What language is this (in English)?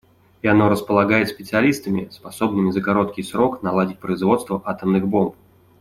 Russian